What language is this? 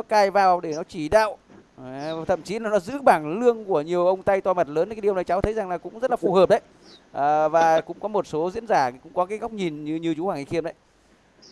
Vietnamese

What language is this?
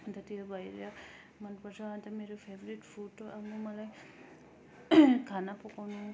Nepali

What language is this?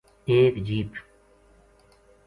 Gujari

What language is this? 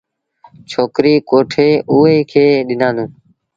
Sindhi Bhil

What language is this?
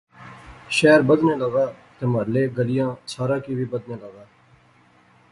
Pahari-Potwari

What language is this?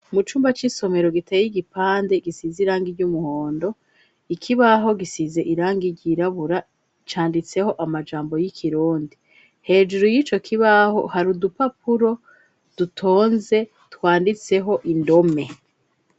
Rundi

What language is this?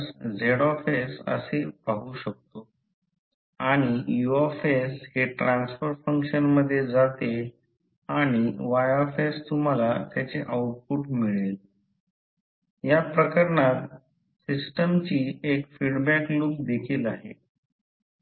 Marathi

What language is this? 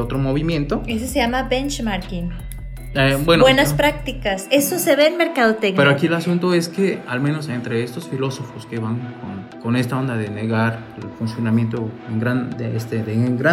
Spanish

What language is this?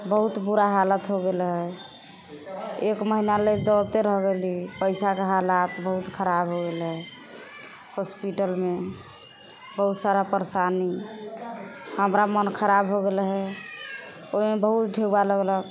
Maithili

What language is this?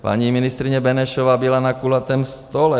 Czech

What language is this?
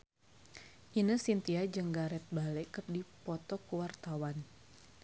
Sundanese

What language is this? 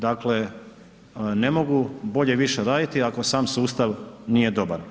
Croatian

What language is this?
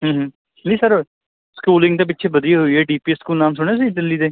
Punjabi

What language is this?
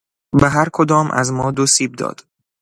Persian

